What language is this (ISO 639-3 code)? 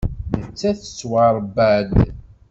kab